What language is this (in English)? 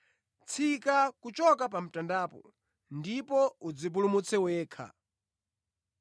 Nyanja